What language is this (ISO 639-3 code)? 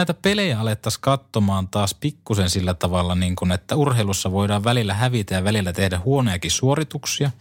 fin